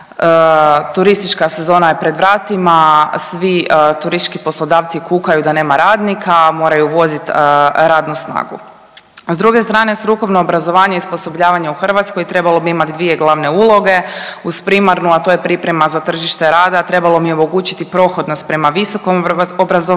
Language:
Croatian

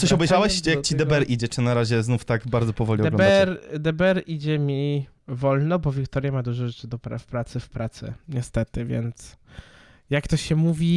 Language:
Polish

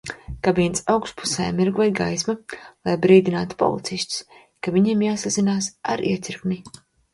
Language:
Latvian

